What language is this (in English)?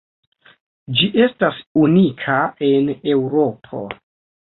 Esperanto